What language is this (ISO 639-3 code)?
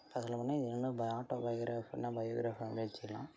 tam